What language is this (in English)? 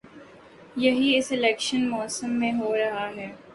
Urdu